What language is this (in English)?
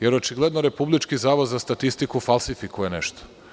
Serbian